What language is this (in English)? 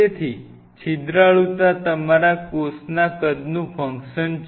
Gujarati